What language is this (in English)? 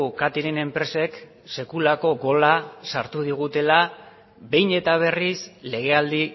Basque